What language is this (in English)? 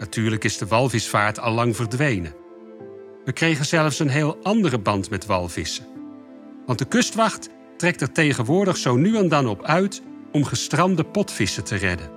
Dutch